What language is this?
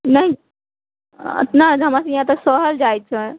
Maithili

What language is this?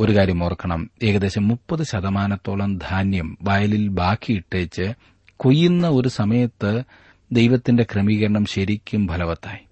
Malayalam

